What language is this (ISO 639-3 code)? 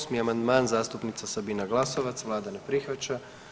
hrv